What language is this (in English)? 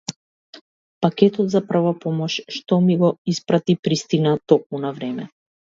Macedonian